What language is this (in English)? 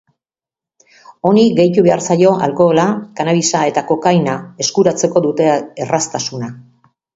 Basque